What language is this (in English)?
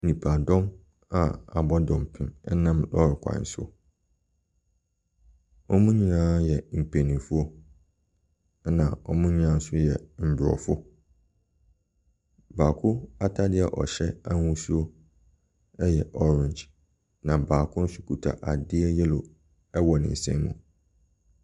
Akan